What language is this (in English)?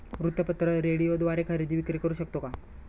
Marathi